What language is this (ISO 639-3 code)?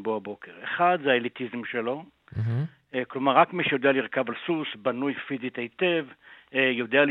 heb